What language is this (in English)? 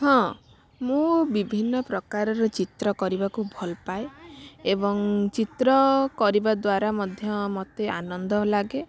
Odia